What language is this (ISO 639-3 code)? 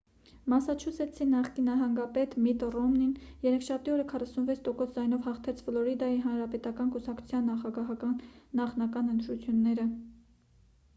hye